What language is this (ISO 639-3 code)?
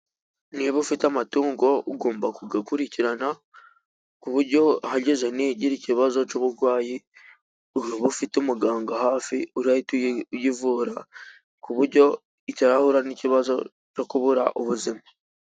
kin